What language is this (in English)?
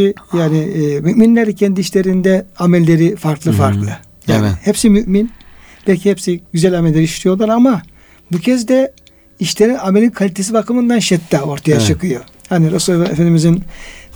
Turkish